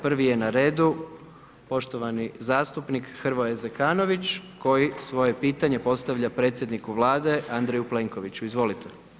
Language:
Croatian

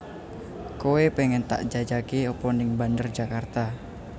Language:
Javanese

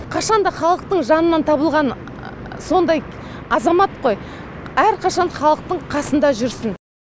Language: Kazakh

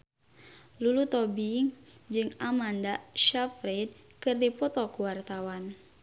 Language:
Sundanese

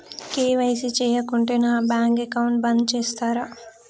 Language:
Telugu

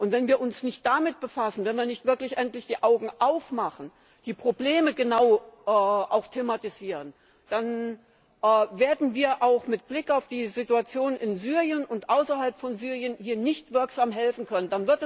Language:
German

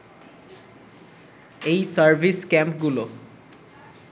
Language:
Bangla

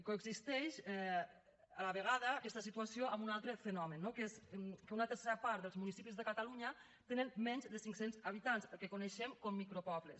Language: Catalan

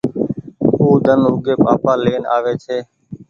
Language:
Goaria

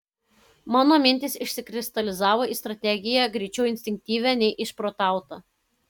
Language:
Lithuanian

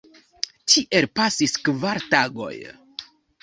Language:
Esperanto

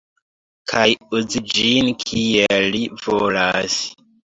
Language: Esperanto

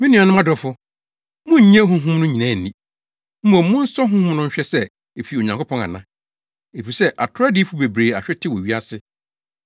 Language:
Akan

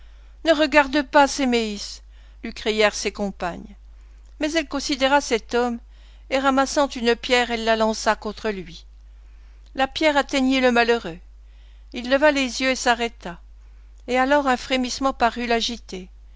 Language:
French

